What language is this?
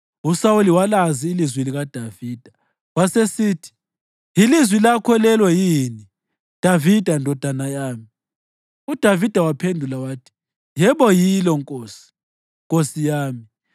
North Ndebele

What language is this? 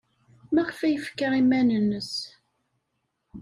Kabyle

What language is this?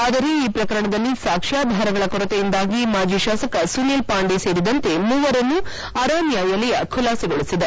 Kannada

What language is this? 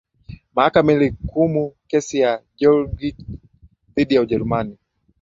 Swahili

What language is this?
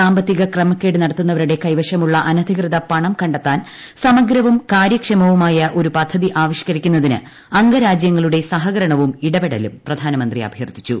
Malayalam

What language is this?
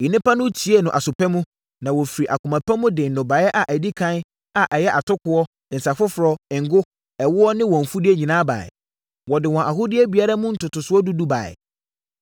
Akan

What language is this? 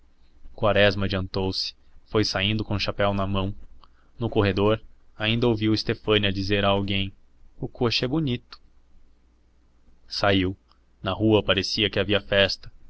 Portuguese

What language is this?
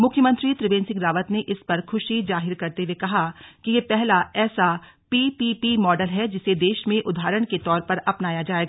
Hindi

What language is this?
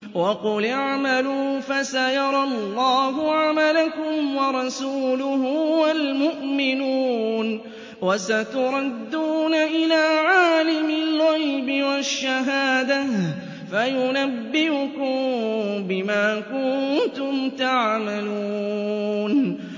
Arabic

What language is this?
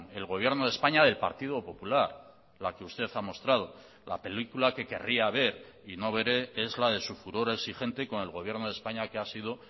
Spanish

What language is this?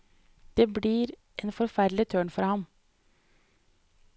Norwegian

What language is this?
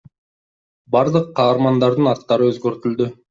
Kyrgyz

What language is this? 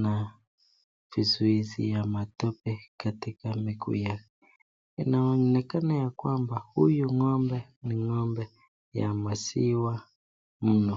Swahili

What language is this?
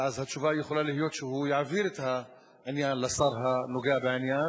Hebrew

